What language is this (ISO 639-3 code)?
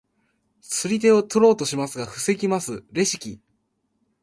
jpn